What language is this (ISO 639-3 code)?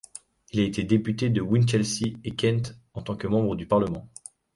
fra